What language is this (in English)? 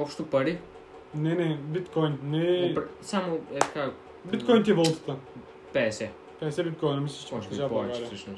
Bulgarian